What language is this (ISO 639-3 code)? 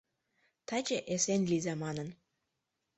chm